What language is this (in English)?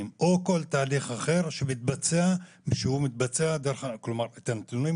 Hebrew